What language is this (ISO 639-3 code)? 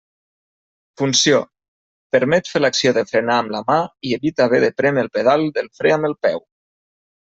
cat